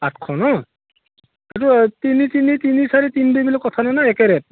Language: Assamese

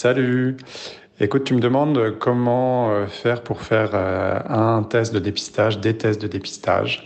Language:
French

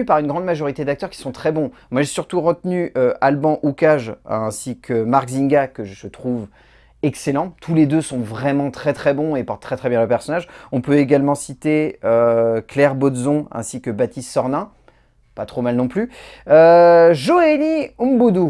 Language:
French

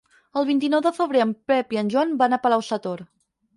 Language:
Catalan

